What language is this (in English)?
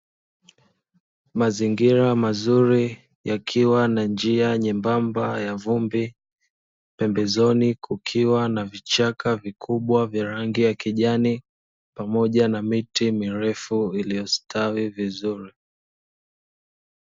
Swahili